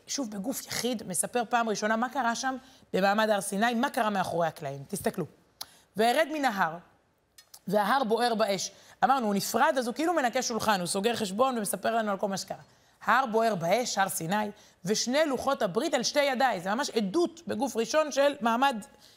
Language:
Hebrew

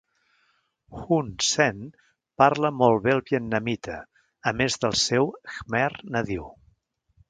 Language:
Catalan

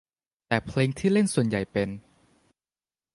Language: Thai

